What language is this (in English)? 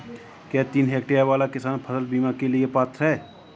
Hindi